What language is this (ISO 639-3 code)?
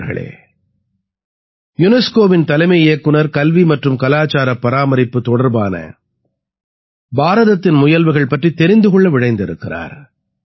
tam